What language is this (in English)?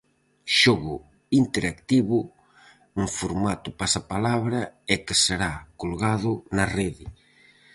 Galician